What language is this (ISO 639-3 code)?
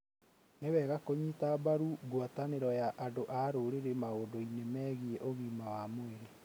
kik